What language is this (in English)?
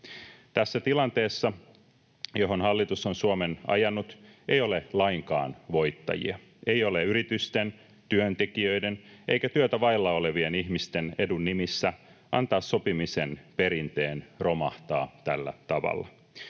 Finnish